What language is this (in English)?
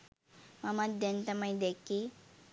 Sinhala